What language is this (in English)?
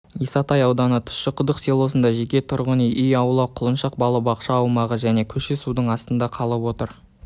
Kazakh